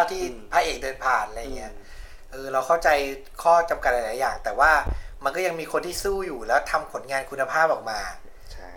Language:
Thai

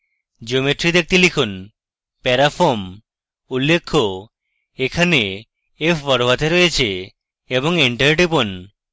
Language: Bangla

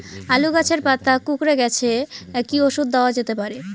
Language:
Bangla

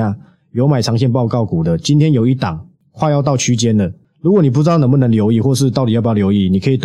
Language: Chinese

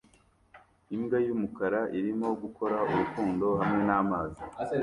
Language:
Kinyarwanda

